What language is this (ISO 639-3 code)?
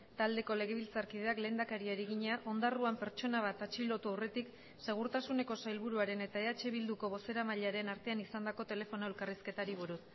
eus